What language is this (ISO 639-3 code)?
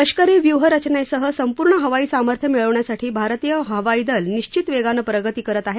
mar